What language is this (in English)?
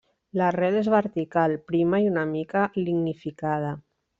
Catalan